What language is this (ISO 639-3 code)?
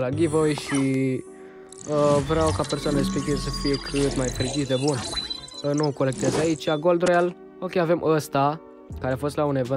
ron